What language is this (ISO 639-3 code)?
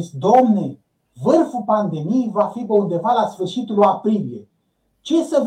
ron